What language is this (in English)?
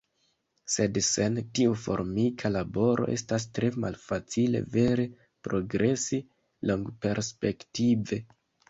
Esperanto